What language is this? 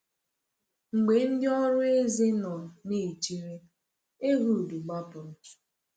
Igbo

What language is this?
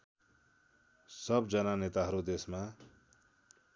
Nepali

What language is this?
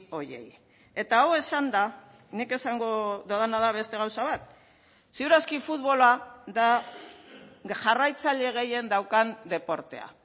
Basque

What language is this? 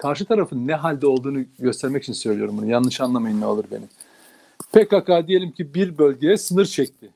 Turkish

